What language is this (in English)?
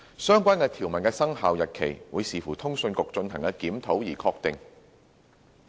Cantonese